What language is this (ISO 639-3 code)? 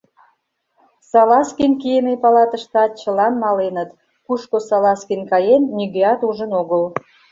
chm